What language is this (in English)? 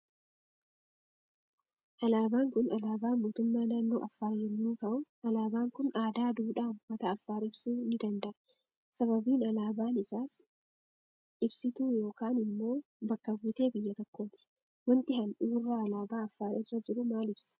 Oromo